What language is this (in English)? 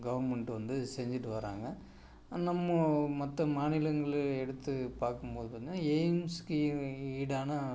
Tamil